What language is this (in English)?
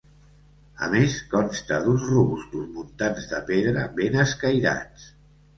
Catalan